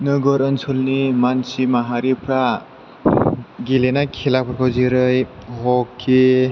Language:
Bodo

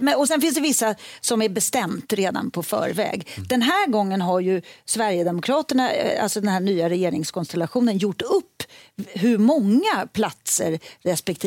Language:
Swedish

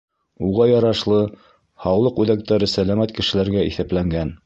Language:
Bashkir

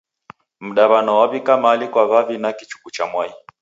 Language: Taita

